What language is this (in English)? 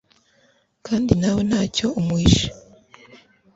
Kinyarwanda